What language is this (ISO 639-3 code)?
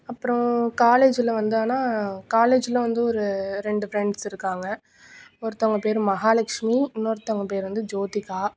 tam